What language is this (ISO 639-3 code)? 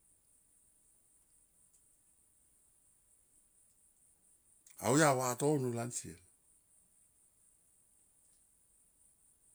tqp